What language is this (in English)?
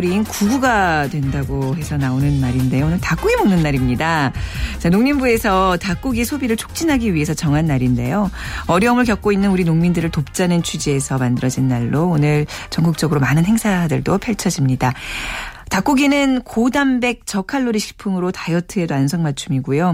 Korean